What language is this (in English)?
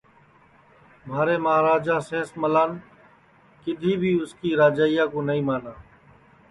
Sansi